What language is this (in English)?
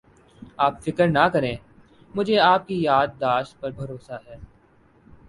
Urdu